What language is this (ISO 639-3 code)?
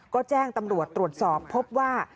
tha